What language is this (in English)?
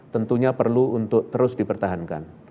Indonesian